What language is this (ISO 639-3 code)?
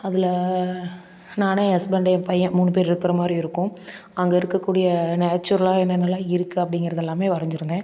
tam